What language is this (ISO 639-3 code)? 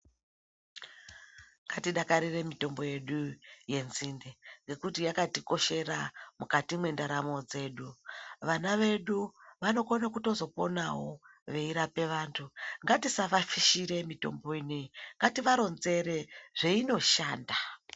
ndc